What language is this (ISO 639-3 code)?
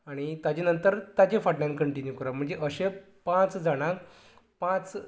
kok